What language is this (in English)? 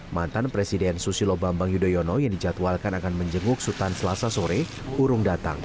Indonesian